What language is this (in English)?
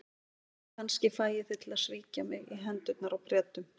Icelandic